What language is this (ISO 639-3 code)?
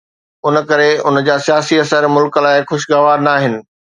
snd